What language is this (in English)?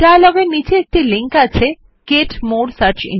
Bangla